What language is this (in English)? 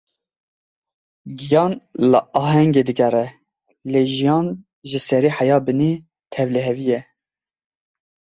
Kurdish